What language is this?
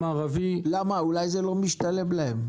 Hebrew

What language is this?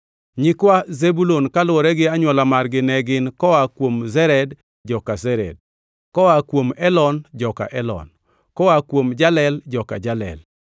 Luo (Kenya and Tanzania)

